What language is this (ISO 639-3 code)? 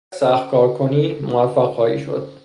fas